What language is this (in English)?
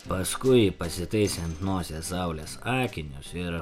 Lithuanian